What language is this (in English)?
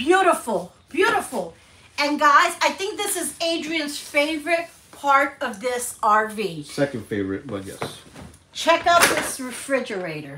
English